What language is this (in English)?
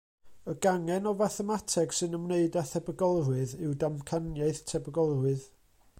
Welsh